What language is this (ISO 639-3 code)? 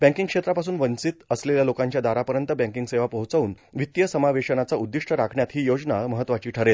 mar